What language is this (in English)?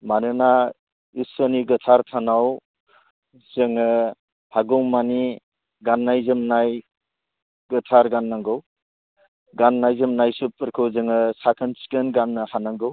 Bodo